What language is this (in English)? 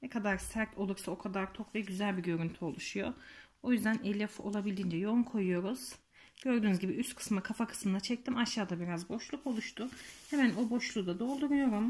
Turkish